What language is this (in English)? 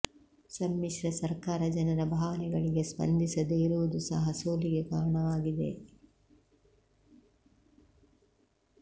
Kannada